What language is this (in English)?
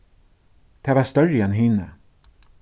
Faroese